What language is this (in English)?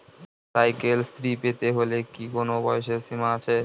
Bangla